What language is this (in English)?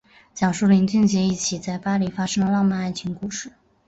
Chinese